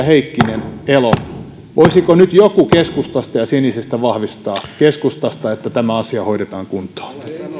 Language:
Finnish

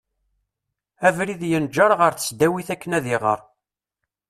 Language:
Kabyle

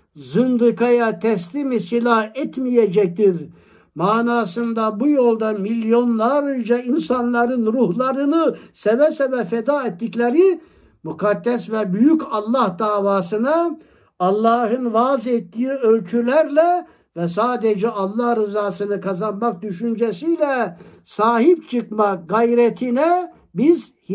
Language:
Turkish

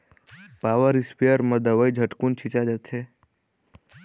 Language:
Chhattisgarhi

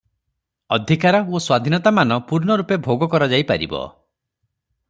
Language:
Odia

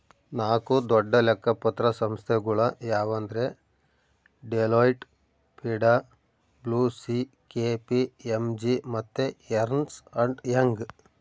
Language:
Kannada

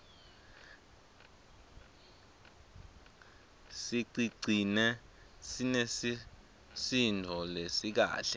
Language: Swati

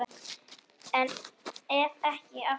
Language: Icelandic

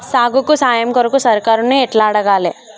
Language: Telugu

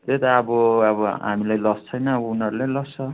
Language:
Nepali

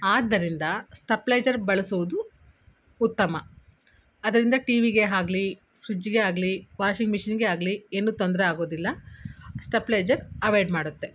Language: Kannada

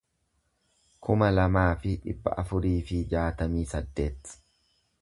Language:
Oromo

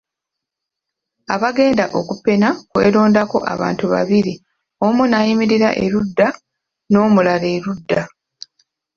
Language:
Ganda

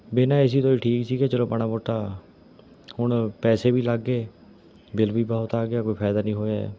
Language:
Punjabi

